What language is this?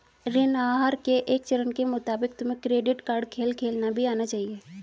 Hindi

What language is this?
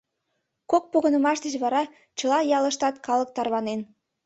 Mari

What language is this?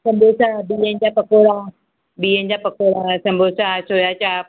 Sindhi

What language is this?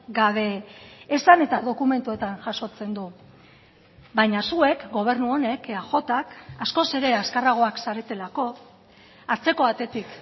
Basque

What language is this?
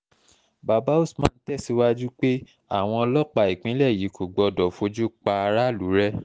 Yoruba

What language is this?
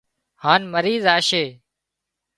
Wadiyara Koli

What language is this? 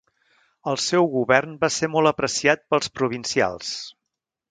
Catalan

